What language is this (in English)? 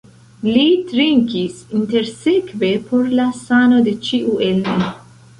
Esperanto